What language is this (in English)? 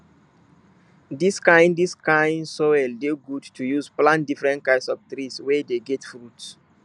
Nigerian Pidgin